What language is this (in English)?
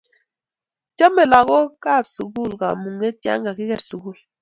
Kalenjin